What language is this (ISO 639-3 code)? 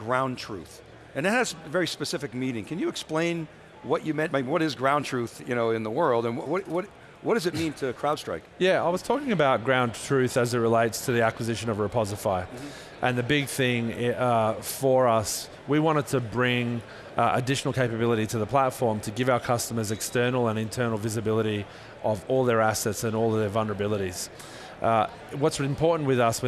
eng